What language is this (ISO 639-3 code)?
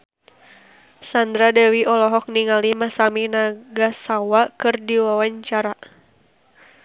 sun